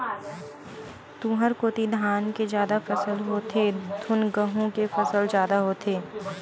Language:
Chhattisgarhi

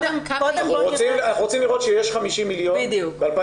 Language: Hebrew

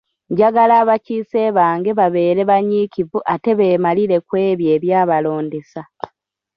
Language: Ganda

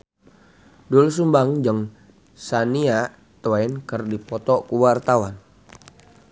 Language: Sundanese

